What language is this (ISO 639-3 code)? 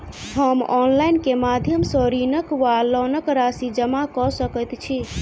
mai